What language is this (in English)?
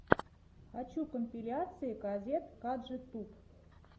Russian